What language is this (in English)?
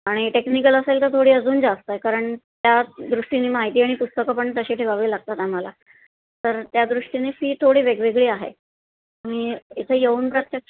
Marathi